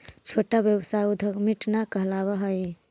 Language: Magahi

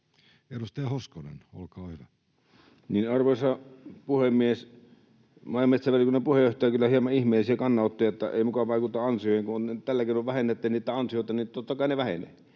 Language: Finnish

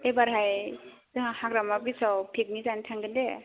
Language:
Bodo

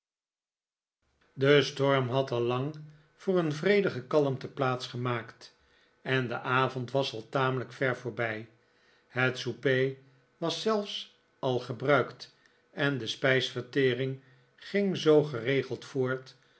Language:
Dutch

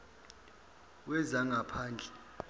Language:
Zulu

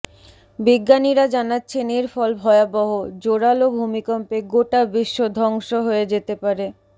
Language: Bangla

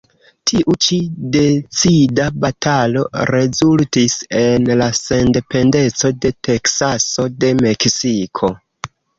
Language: Esperanto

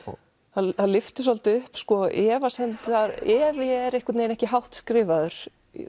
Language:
Icelandic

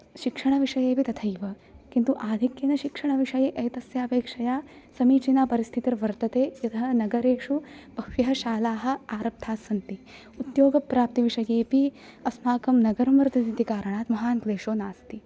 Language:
Sanskrit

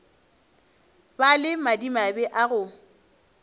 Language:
Northern Sotho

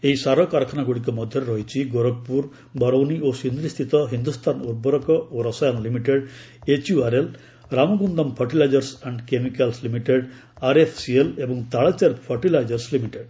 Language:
Odia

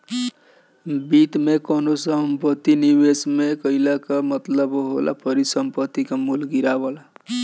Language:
Bhojpuri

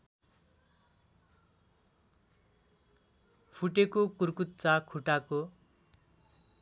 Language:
Nepali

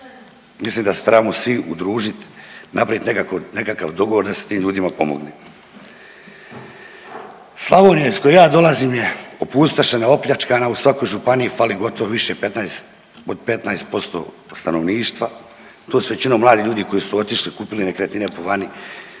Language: Croatian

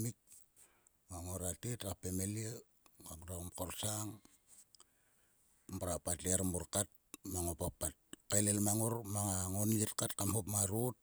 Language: Sulka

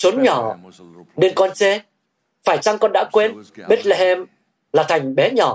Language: Vietnamese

